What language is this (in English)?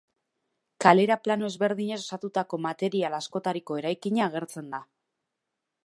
Basque